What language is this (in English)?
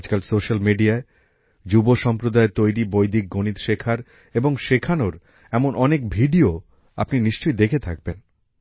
Bangla